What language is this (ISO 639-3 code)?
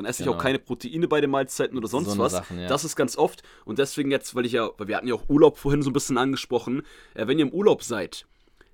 deu